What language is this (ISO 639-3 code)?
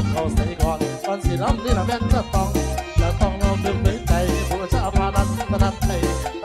tha